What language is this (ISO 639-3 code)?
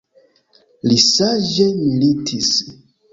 epo